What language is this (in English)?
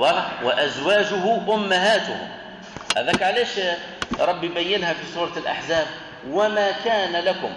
Arabic